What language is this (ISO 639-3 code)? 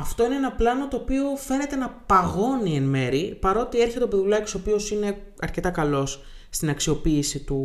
ell